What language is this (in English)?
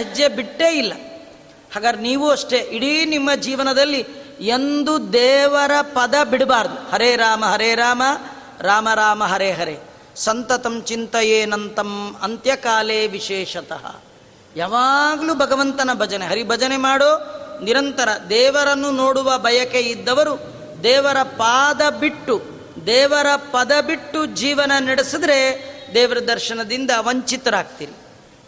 Kannada